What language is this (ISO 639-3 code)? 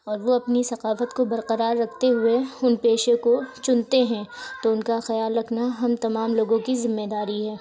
urd